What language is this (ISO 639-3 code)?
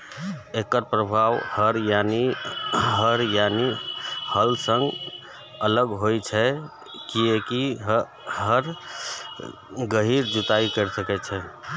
mai